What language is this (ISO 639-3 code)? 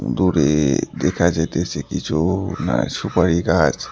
ben